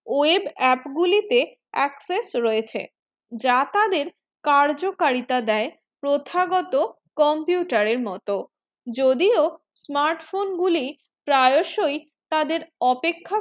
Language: Bangla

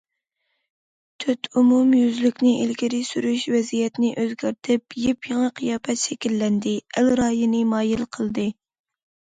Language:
Uyghur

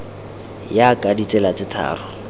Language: Tswana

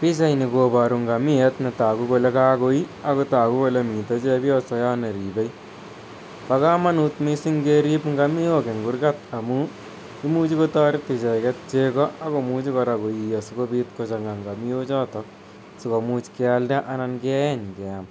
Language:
Kalenjin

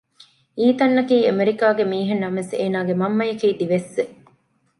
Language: Divehi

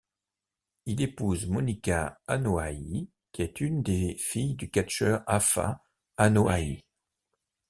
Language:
French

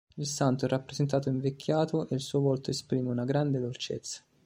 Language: Italian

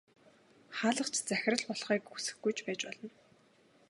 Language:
Mongolian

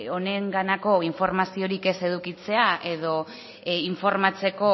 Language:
Basque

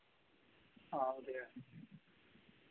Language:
Dogri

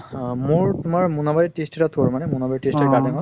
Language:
Assamese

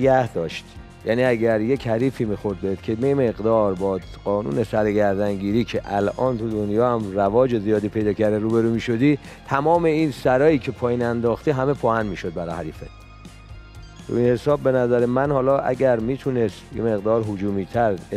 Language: Persian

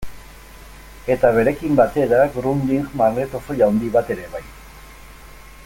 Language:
Basque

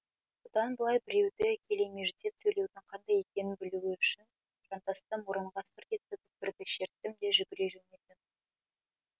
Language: Kazakh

